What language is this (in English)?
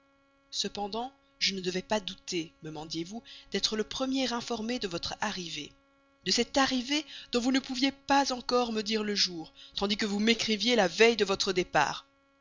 French